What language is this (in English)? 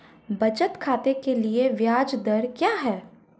Hindi